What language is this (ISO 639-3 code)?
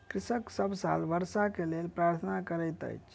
mai